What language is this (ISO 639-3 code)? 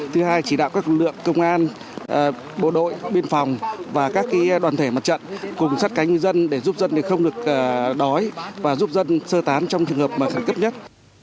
vie